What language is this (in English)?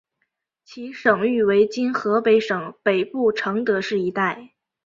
Chinese